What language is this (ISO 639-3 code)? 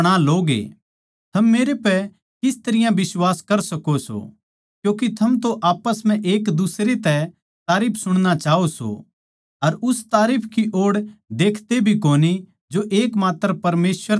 bgc